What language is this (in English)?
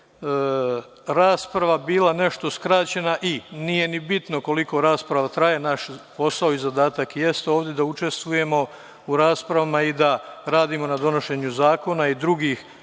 Serbian